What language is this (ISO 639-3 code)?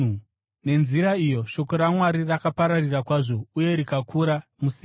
sna